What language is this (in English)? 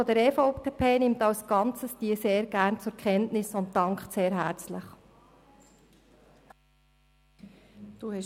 Swiss German